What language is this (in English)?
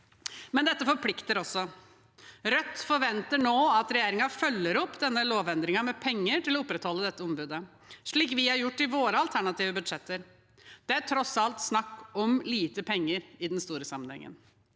Norwegian